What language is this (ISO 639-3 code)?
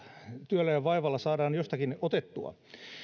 fin